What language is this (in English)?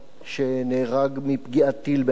Hebrew